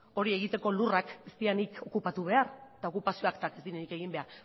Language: Basque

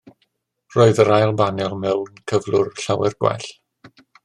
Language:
Welsh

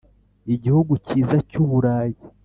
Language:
Kinyarwanda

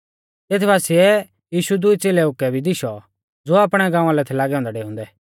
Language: Mahasu Pahari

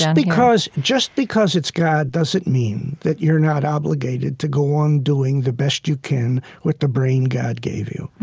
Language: English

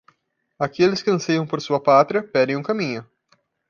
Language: Portuguese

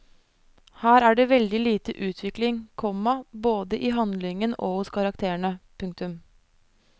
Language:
Norwegian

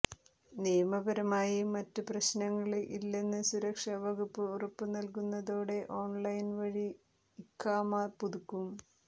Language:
Malayalam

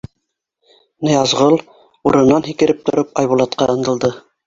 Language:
Bashkir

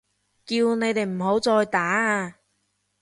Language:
Cantonese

